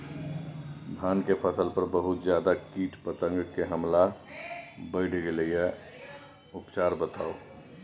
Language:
Maithili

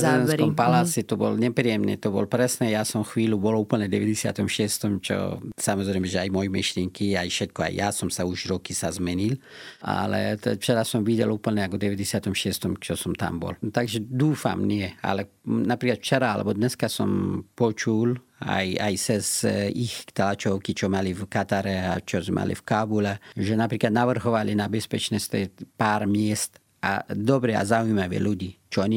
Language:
Slovak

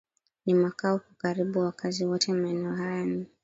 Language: Swahili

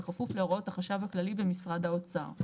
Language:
Hebrew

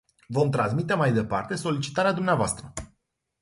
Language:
Romanian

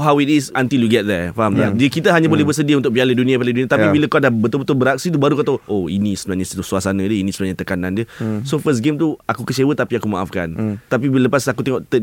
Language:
Malay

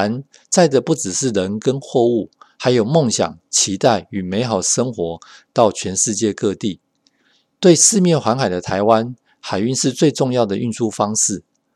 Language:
Chinese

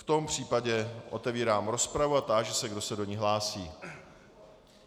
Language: Czech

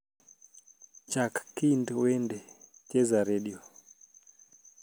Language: Luo (Kenya and Tanzania)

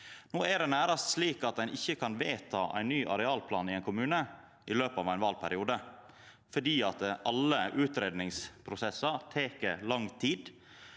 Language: Norwegian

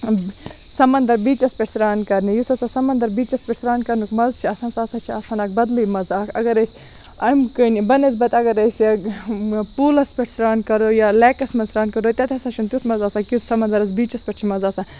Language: Kashmiri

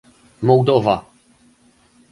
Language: Polish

